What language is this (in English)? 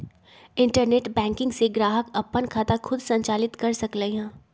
Magahi